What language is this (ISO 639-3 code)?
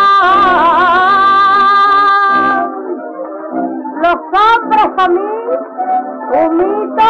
hin